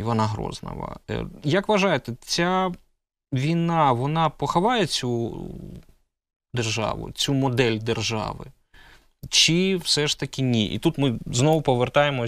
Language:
Ukrainian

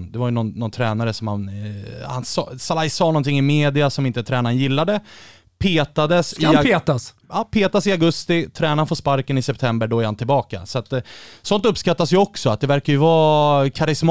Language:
Swedish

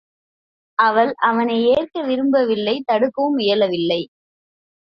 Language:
Tamil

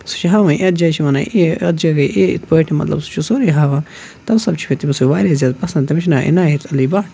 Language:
Kashmiri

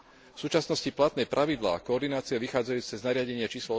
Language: Slovak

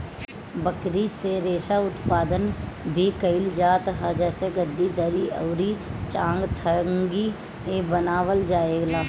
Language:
Bhojpuri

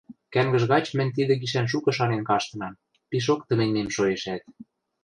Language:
Western Mari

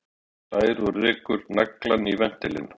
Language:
Icelandic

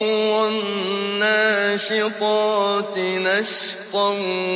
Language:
Arabic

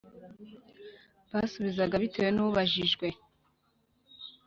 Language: Kinyarwanda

